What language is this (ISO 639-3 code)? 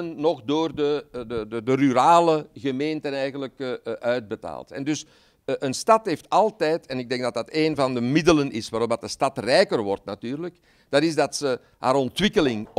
nld